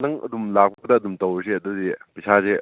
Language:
Manipuri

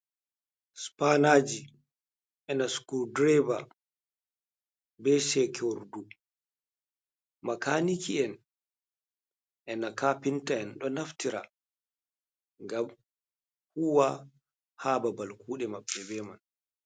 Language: Fula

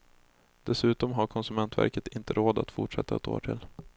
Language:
Swedish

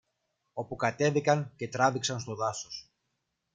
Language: Greek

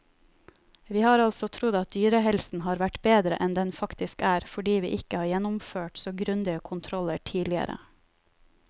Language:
Norwegian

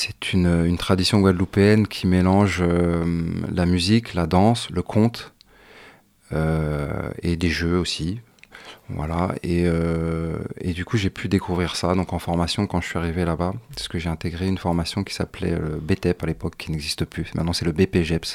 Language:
French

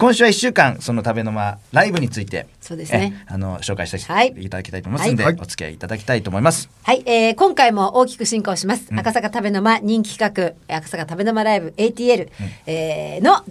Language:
Japanese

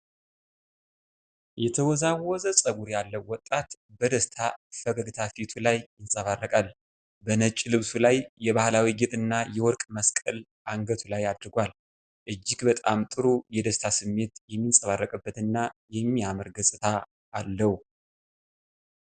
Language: Amharic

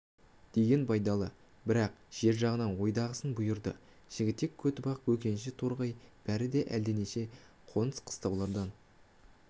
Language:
Kazakh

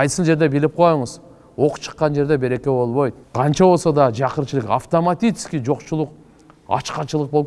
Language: Turkish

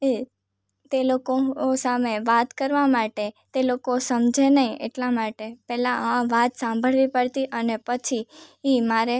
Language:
Gujarati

